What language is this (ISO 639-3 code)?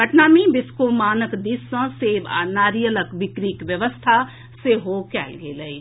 mai